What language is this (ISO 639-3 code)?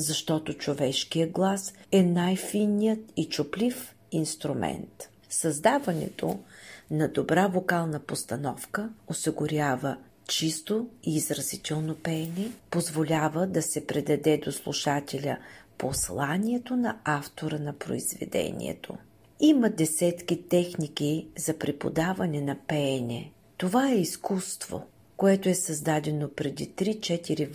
bul